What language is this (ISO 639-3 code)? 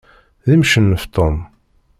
kab